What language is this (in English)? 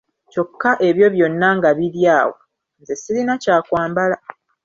Ganda